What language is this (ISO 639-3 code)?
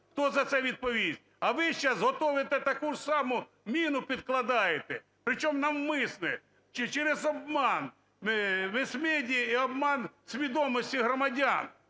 ukr